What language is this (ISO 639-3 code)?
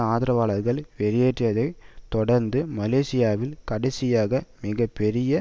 tam